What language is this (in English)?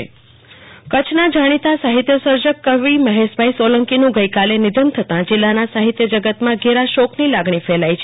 Gujarati